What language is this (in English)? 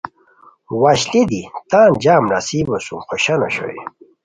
Khowar